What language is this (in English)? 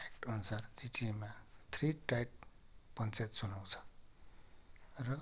Nepali